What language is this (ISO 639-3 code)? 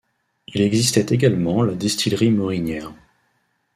fra